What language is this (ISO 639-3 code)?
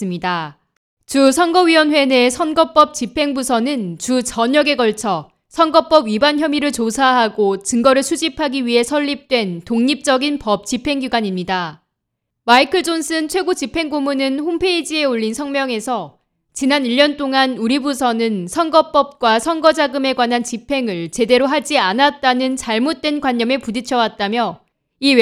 kor